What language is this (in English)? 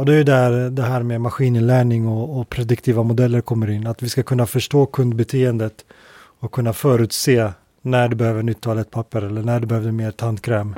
Swedish